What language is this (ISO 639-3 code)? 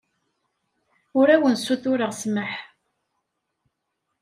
kab